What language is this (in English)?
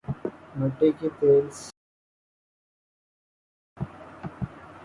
Urdu